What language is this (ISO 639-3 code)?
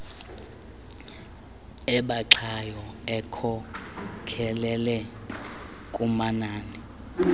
xho